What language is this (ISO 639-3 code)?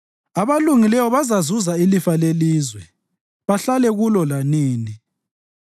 nde